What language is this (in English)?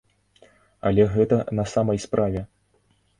Belarusian